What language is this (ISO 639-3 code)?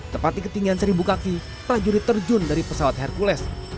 ind